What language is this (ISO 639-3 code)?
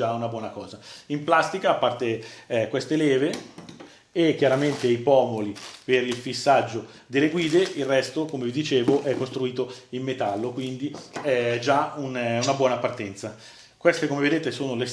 ita